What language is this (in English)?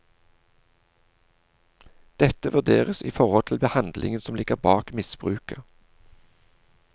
Norwegian